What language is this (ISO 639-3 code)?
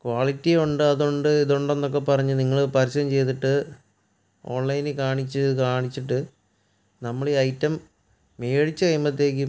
mal